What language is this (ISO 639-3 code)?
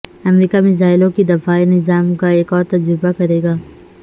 urd